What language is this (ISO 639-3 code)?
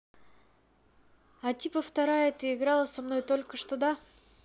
rus